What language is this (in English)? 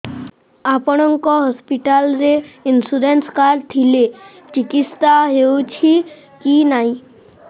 Odia